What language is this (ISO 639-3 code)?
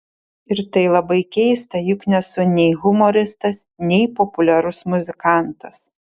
lit